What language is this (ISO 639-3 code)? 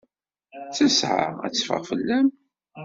kab